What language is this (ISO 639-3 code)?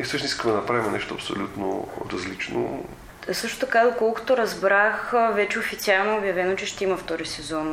bul